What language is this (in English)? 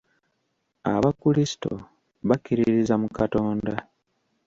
Ganda